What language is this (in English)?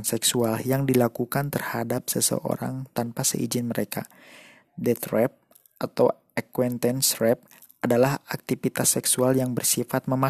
Indonesian